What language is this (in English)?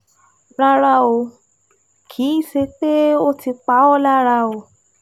Yoruba